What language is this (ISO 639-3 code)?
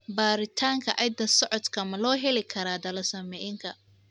som